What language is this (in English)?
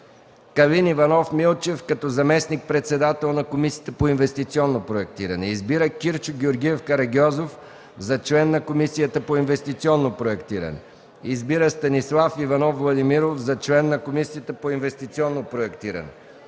Bulgarian